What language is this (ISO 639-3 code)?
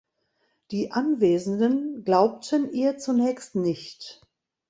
deu